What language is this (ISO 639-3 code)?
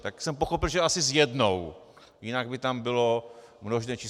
ces